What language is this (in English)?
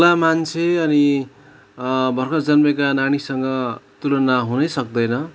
Nepali